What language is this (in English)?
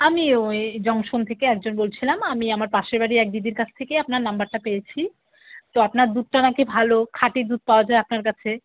Bangla